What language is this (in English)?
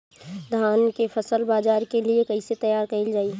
Bhojpuri